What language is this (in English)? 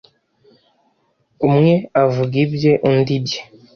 Kinyarwanda